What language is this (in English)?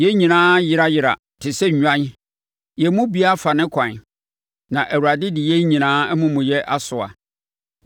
Akan